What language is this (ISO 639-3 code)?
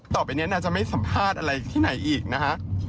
tha